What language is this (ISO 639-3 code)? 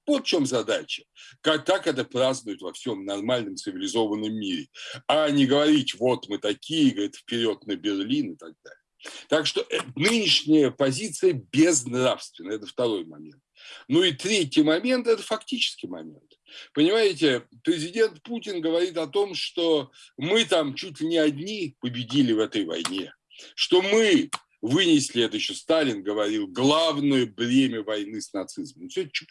rus